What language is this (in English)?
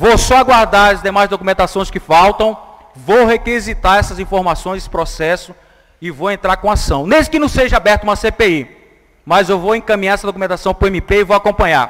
Portuguese